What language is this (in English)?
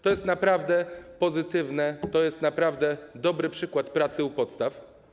Polish